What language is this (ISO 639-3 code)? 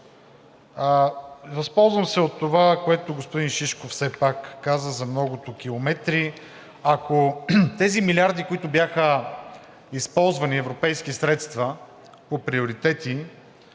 bul